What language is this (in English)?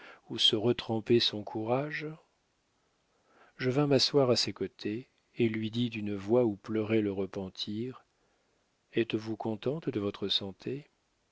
French